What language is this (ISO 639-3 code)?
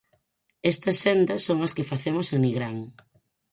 glg